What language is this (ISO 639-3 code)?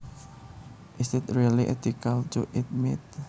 jav